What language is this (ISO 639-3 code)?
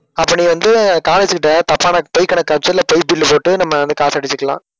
tam